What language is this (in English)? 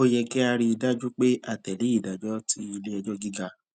Yoruba